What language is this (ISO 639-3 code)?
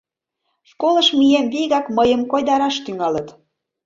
chm